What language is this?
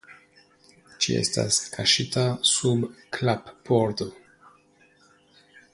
Esperanto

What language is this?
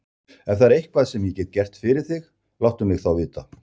Icelandic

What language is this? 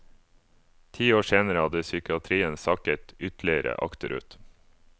Norwegian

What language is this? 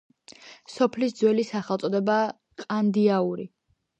Georgian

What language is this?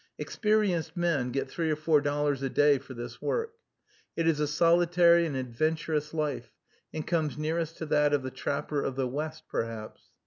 English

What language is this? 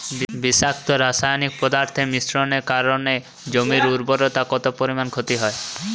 Bangla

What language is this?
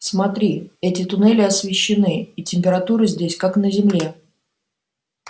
Russian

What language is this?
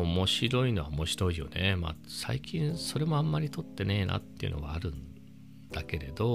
Japanese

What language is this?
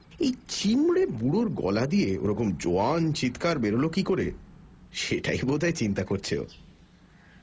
Bangla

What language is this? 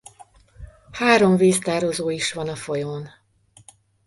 Hungarian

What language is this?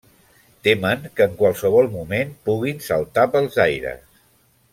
Catalan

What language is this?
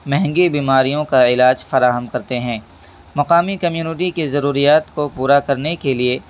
Urdu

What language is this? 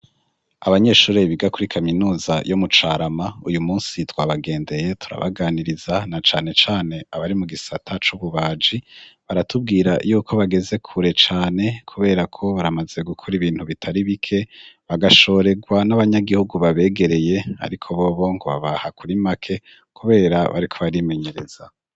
Rundi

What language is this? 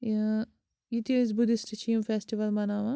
Kashmiri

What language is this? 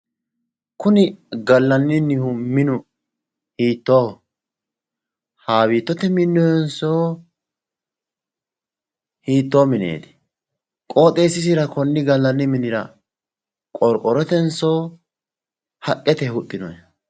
Sidamo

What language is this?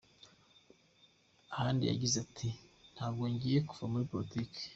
Kinyarwanda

